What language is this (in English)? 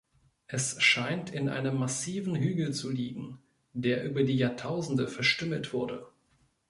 German